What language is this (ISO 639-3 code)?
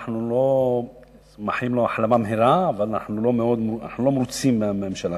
heb